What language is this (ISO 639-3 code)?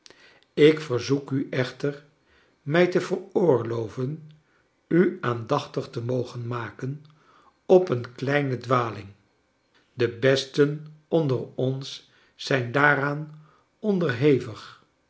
nld